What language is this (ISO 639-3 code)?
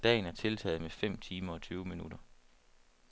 dan